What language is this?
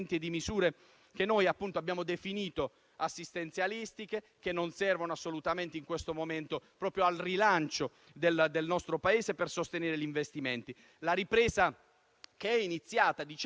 Italian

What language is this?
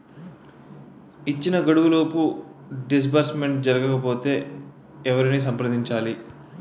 Telugu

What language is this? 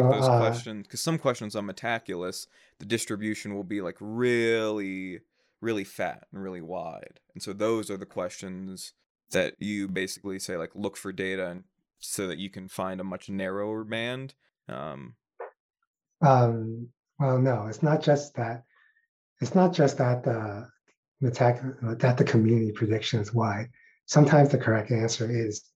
English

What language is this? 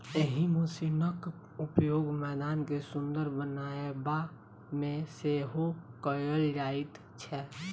Maithili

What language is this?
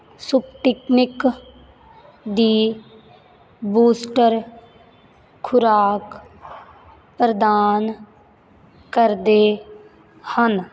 Punjabi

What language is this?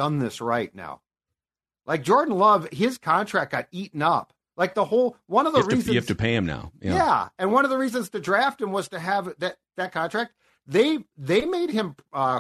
English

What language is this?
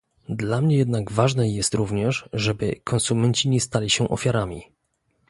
Polish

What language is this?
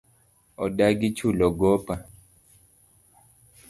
Luo (Kenya and Tanzania)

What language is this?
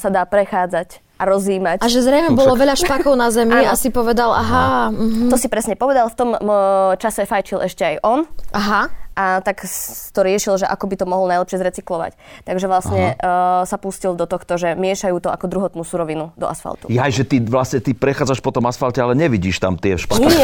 Slovak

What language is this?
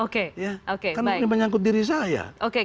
Indonesian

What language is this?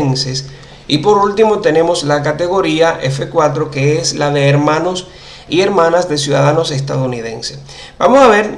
Spanish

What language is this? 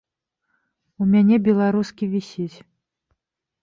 Belarusian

